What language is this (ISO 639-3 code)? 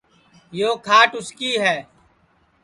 ssi